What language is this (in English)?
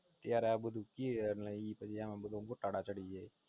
Gujarati